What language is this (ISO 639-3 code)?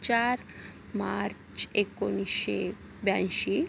mar